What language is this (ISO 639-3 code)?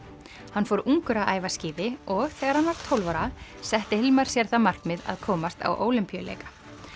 isl